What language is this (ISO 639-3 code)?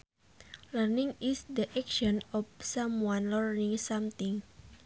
sun